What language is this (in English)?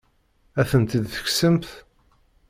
Kabyle